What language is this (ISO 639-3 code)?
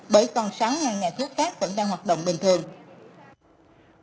vie